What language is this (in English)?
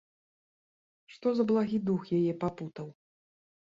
Belarusian